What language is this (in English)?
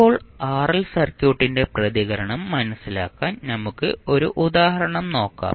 Malayalam